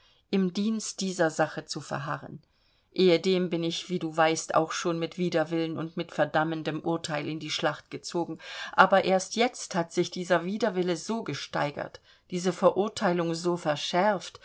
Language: German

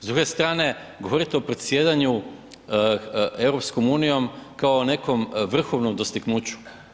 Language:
Croatian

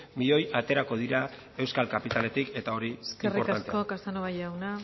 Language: Basque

